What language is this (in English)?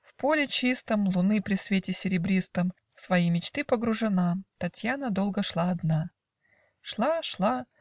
Russian